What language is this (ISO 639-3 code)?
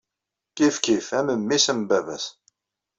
kab